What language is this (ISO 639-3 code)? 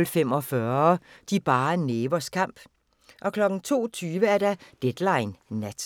dan